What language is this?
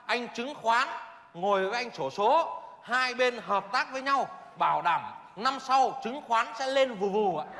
Vietnamese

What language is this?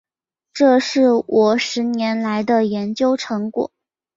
Chinese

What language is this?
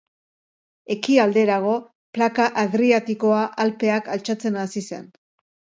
Basque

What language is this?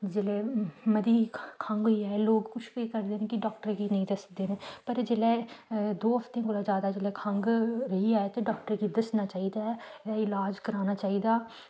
Dogri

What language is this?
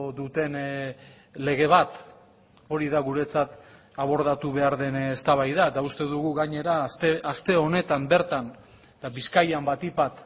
Basque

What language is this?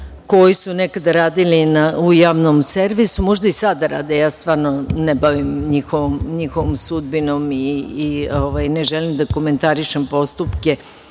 Serbian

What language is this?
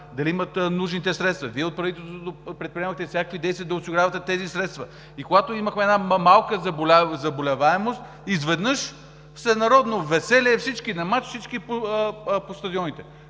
Bulgarian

